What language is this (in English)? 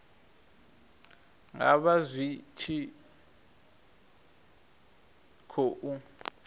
Venda